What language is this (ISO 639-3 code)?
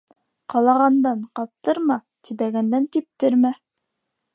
bak